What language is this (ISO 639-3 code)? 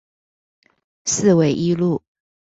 zho